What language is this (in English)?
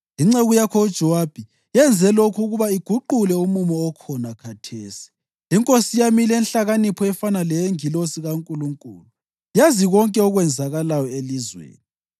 North Ndebele